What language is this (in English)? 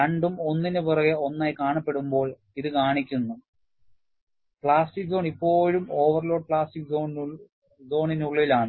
Malayalam